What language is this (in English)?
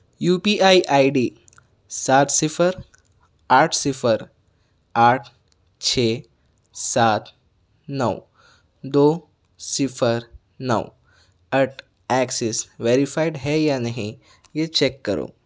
Urdu